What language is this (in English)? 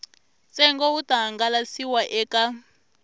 Tsonga